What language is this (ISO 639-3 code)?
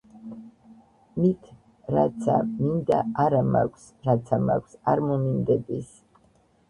kat